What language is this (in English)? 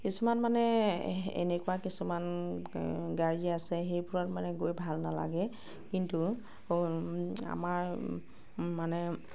Assamese